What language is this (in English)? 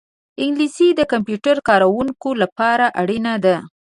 Pashto